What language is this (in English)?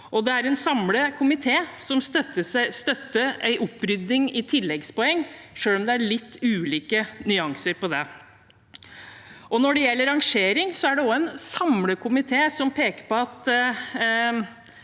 Norwegian